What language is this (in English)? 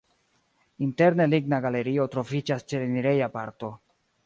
Esperanto